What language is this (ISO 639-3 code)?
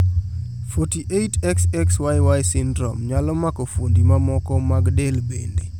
luo